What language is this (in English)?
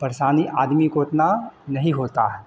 Hindi